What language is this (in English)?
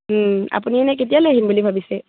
Assamese